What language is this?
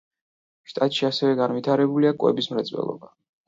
Georgian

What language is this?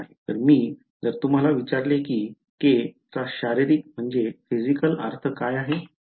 Marathi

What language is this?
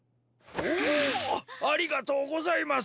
Japanese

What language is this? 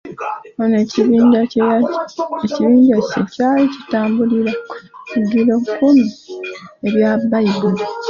Ganda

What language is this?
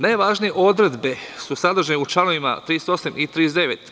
Serbian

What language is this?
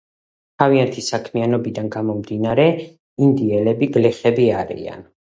Georgian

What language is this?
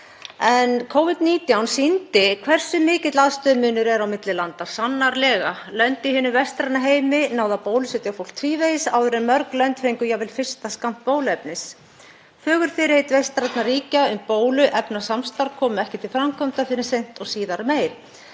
Icelandic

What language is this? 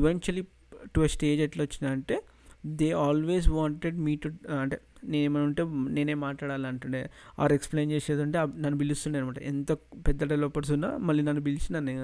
Telugu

